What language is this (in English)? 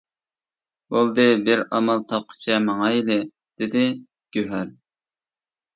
Uyghur